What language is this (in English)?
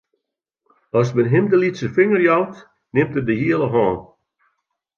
Western Frisian